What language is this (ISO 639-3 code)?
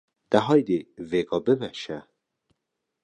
kur